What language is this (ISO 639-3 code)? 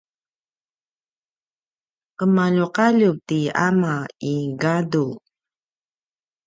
pwn